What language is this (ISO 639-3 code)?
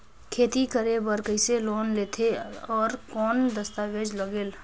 hne